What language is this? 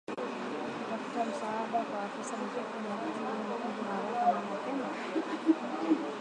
Swahili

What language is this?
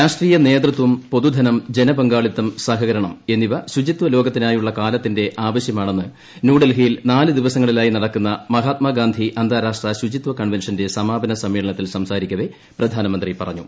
Malayalam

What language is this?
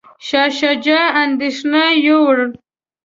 Pashto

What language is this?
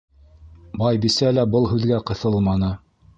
Bashkir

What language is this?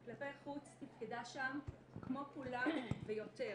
Hebrew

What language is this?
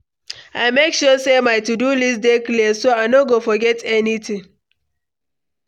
Nigerian Pidgin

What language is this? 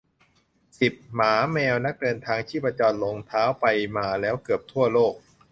Thai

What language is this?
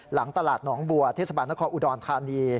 Thai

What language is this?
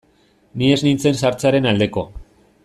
Basque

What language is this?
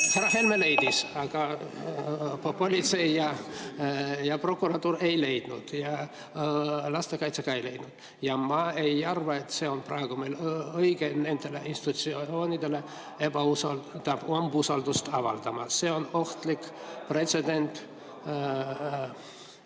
Estonian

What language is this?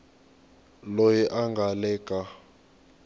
Tsonga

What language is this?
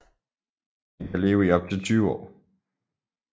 Danish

